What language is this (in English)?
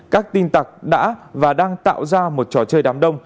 Vietnamese